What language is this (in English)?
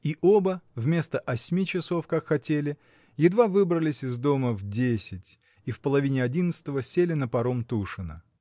Russian